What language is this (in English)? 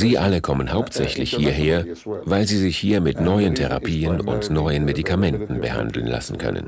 German